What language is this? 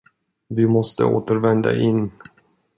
Swedish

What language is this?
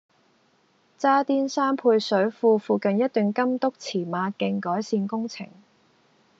Cantonese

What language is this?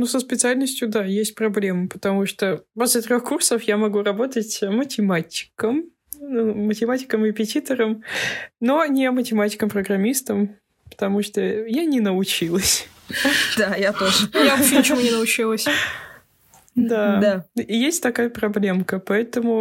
Russian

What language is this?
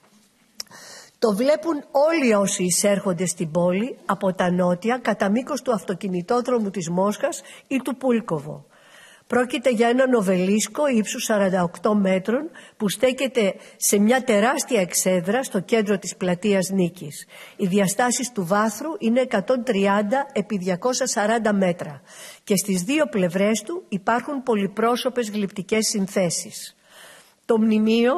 Greek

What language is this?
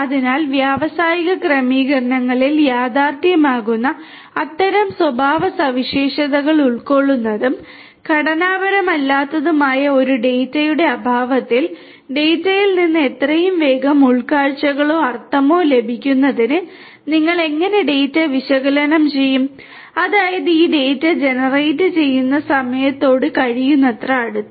Malayalam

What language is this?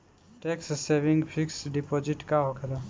Bhojpuri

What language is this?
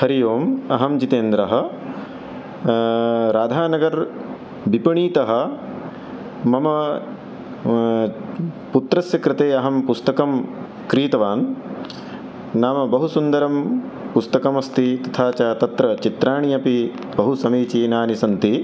Sanskrit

